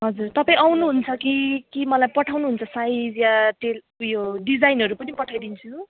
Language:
Nepali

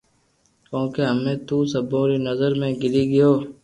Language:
Loarki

